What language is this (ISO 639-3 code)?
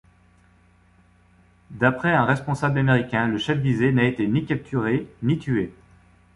fra